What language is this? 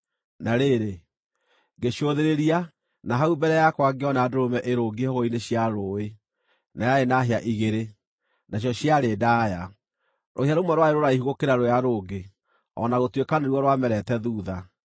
Kikuyu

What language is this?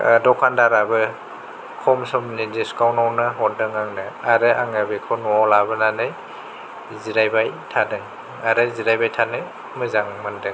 Bodo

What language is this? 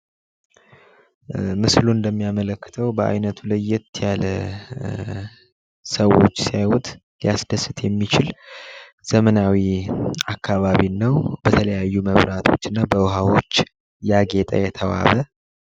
Amharic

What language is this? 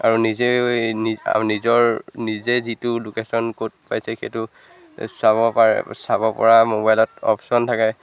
Assamese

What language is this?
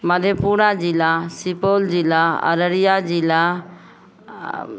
Maithili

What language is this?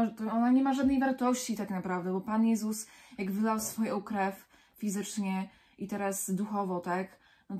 Polish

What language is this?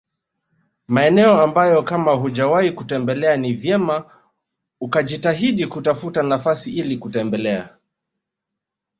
Swahili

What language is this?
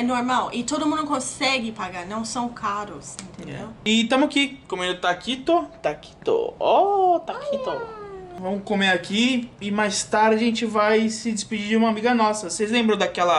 Portuguese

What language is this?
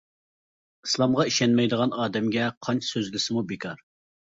Uyghur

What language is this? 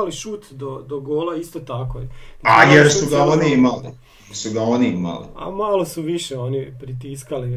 Croatian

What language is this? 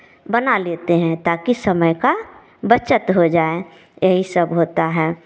Hindi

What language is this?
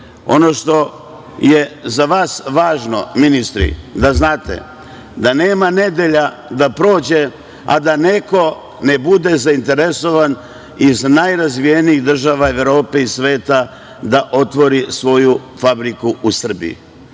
Serbian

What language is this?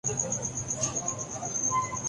Urdu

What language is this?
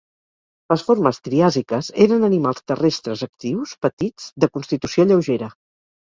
Catalan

